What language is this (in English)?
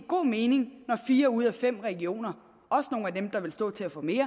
Danish